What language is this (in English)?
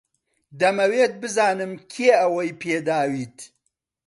Central Kurdish